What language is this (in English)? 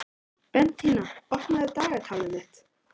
Icelandic